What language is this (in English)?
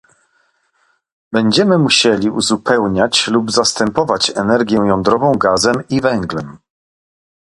Polish